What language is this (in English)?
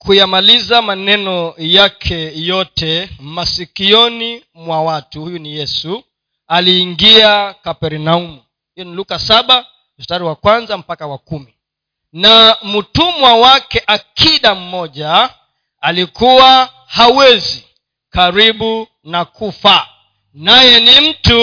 Swahili